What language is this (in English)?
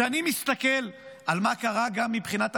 Hebrew